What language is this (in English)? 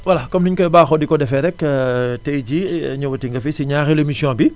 Wolof